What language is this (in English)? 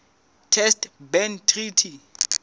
Southern Sotho